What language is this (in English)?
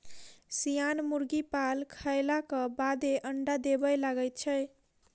Maithili